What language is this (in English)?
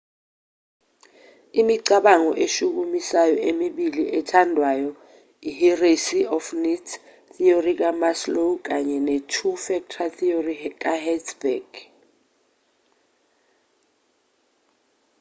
Zulu